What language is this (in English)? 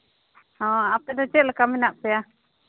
Santali